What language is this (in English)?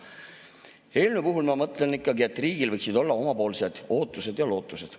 Estonian